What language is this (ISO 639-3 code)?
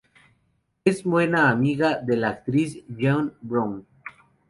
spa